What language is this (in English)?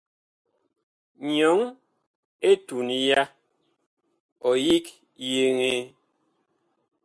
Bakoko